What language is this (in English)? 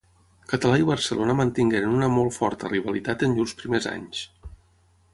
Catalan